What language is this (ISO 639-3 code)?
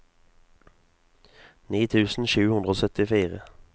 nor